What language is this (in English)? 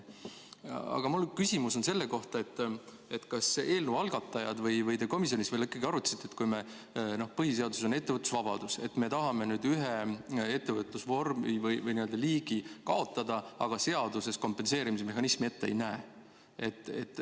Estonian